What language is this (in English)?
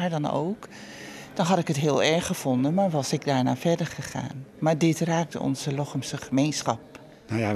Dutch